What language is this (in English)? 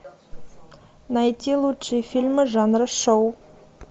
Russian